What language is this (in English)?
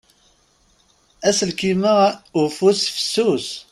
Kabyle